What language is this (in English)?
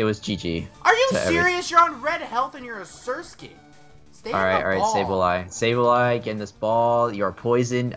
English